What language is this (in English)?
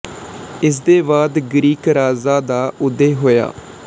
Punjabi